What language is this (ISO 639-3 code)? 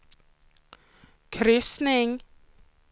swe